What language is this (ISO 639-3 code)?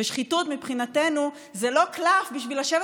heb